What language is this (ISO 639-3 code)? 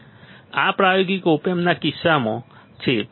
guj